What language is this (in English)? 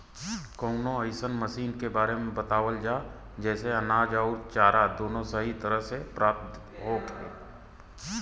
Bhojpuri